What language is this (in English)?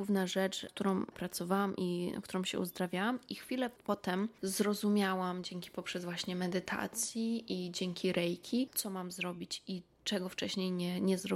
Polish